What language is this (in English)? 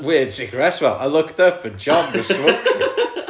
English